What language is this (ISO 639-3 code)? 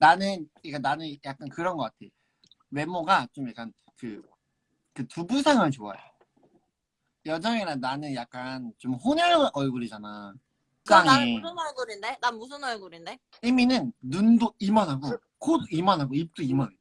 kor